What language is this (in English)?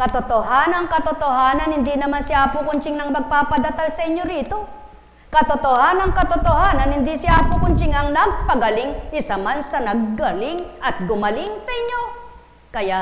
Filipino